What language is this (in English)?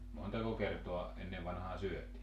Finnish